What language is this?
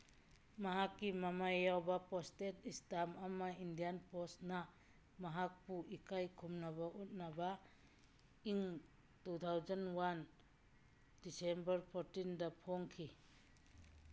Manipuri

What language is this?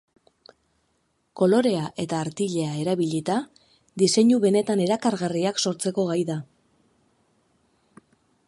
Basque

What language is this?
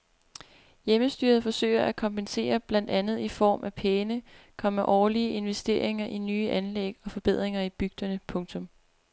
Danish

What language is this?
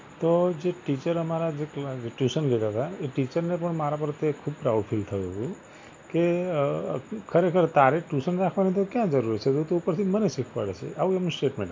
Gujarati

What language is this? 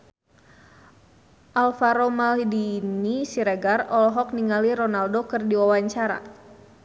Sundanese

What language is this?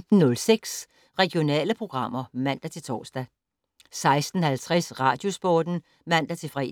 Danish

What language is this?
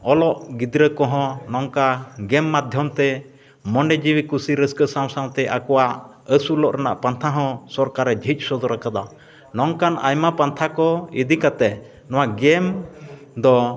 Santali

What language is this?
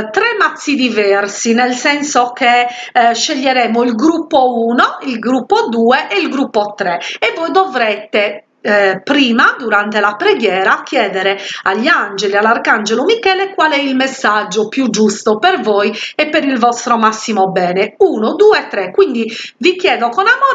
Italian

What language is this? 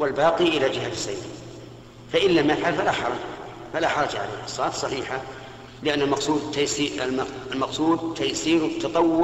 Arabic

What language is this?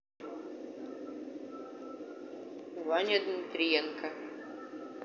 Russian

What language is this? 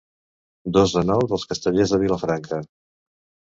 Catalan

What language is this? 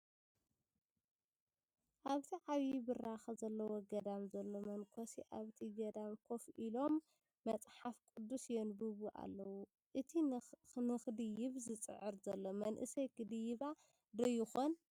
Tigrinya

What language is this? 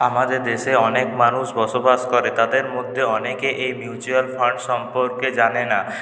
Bangla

